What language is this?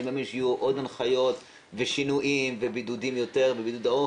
Hebrew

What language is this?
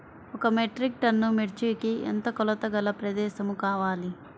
Telugu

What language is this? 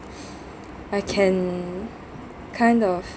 English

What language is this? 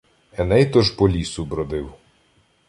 Ukrainian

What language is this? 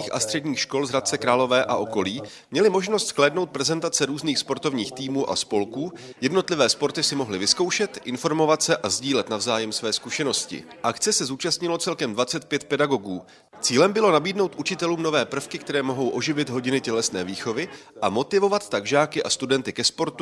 Czech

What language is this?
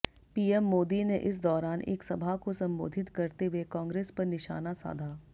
Hindi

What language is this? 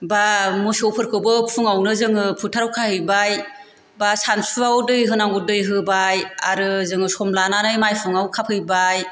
Bodo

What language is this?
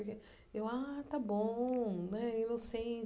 Portuguese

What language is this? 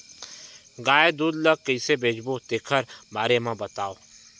Chhattisgarhi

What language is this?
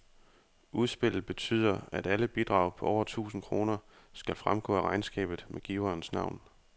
Danish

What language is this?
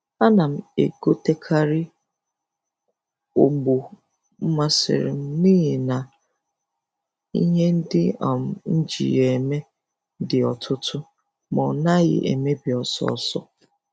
Igbo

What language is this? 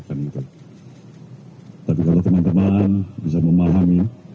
Indonesian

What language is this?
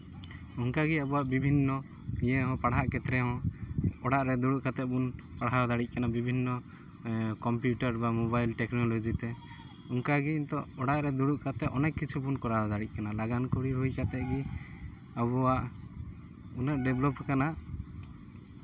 Santali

